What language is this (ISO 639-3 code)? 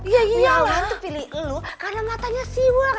ind